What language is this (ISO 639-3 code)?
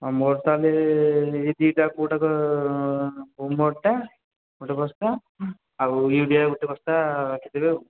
ori